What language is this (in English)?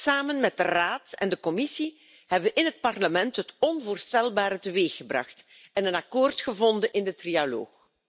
Dutch